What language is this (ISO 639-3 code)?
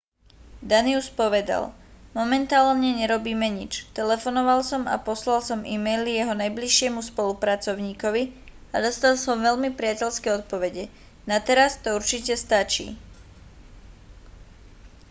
slk